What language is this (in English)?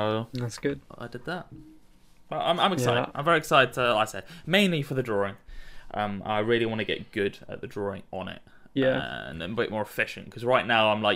English